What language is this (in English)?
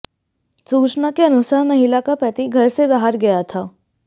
Hindi